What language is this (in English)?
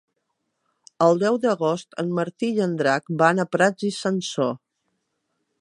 Catalan